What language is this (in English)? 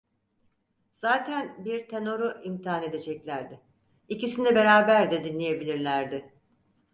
Turkish